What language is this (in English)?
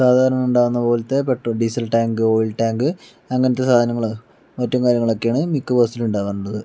Malayalam